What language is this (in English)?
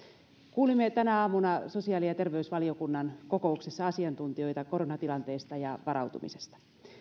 Finnish